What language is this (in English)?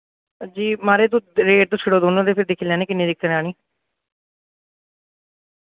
Dogri